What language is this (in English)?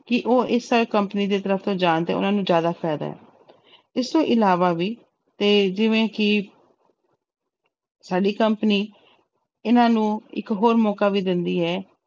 Punjabi